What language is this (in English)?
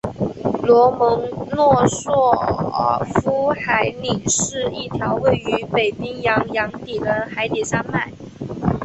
Chinese